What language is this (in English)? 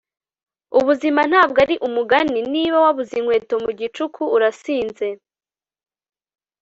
Kinyarwanda